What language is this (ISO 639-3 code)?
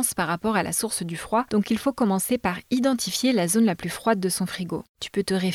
fra